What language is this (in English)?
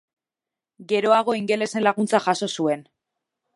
Basque